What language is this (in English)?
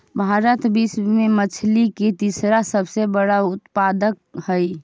Magahi